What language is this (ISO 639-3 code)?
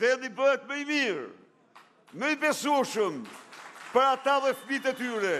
ron